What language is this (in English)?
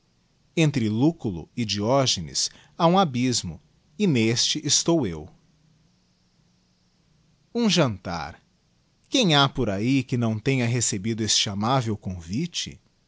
Portuguese